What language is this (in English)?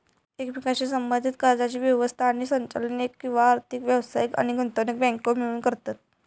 Marathi